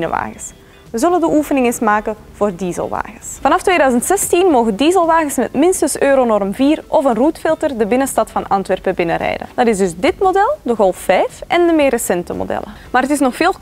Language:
Dutch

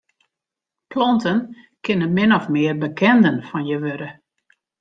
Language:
Western Frisian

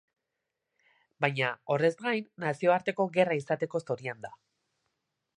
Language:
Basque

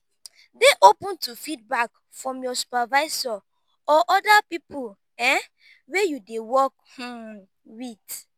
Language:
Nigerian Pidgin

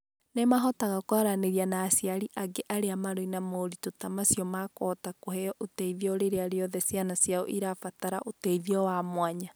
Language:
Kikuyu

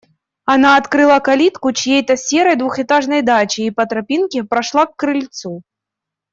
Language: Russian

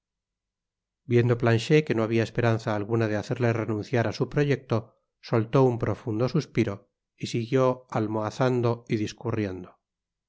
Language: Spanish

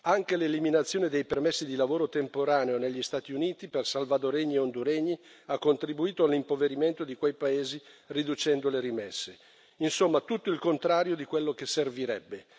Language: Italian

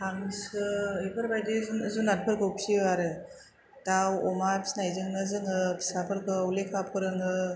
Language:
Bodo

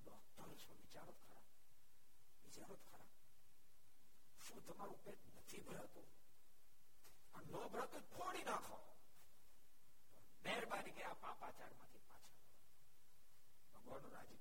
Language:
Gujarati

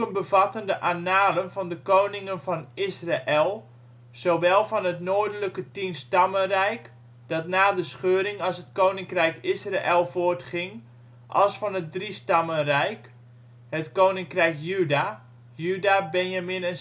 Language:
Dutch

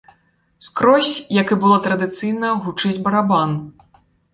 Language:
Belarusian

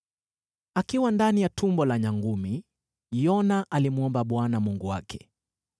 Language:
Swahili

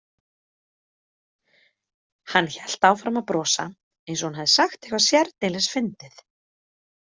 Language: Icelandic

